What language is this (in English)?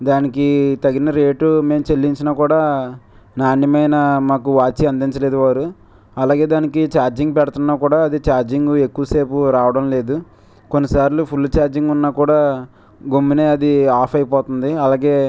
Telugu